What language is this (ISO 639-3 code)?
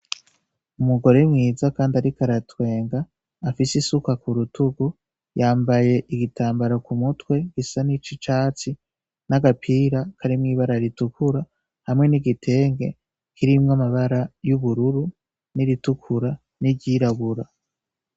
run